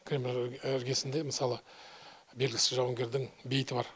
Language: Kazakh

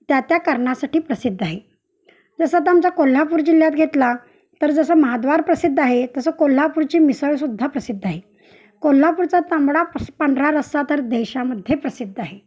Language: Marathi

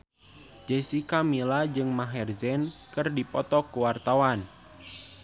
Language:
Sundanese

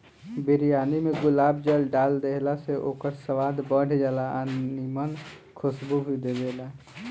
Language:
Bhojpuri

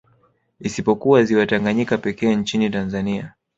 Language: Swahili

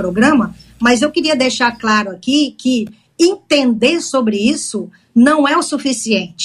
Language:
Portuguese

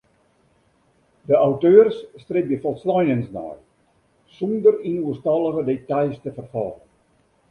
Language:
Western Frisian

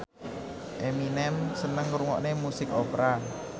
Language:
Javanese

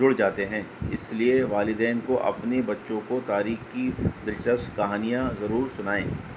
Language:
Urdu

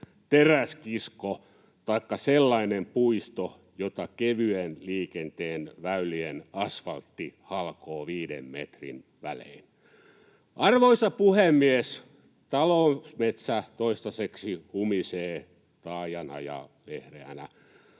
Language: Finnish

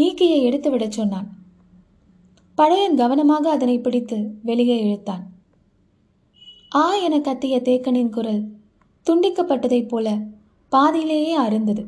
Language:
Tamil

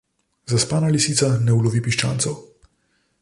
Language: Slovenian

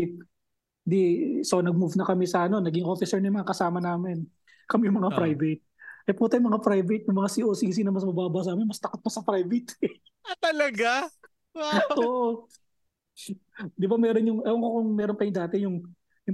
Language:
Filipino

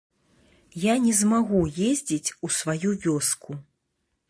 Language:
Belarusian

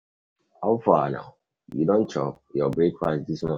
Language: Nigerian Pidgin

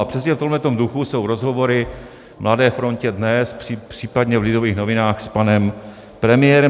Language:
Czech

